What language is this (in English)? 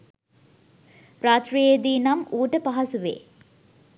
Sinhala